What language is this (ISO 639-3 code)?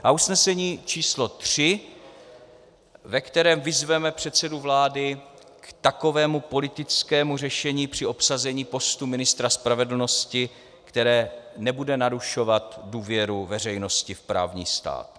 ces